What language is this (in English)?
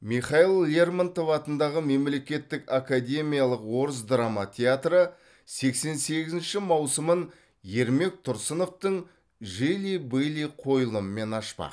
Kazakh